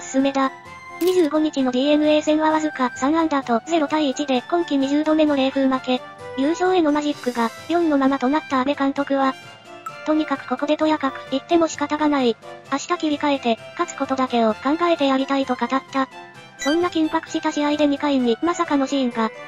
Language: Japanese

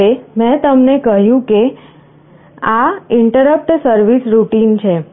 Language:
Gujarati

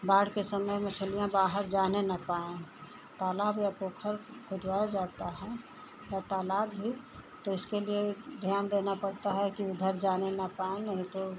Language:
Hindi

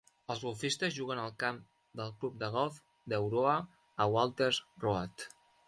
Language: Catalan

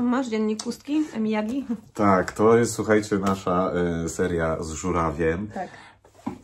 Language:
Polish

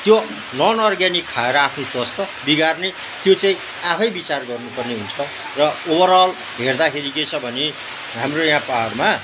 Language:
Nepali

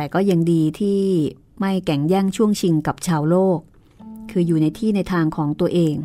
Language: Thai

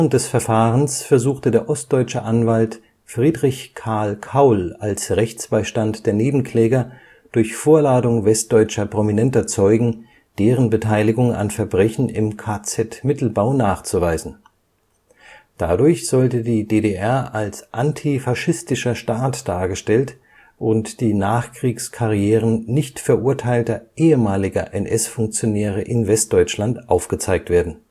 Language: German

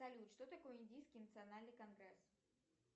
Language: Russian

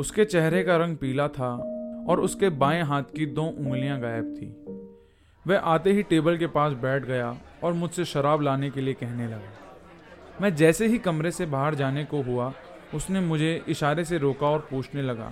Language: Hindi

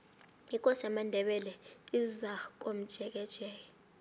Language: South Ndebele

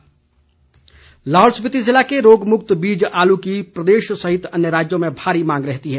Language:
Hindi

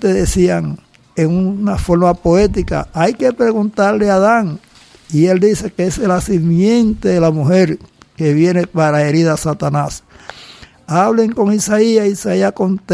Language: Spanish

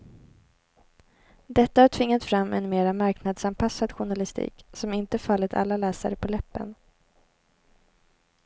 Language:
Swedish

